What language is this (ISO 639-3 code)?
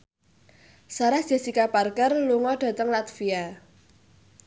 jav